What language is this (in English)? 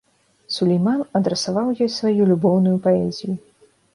Belarusian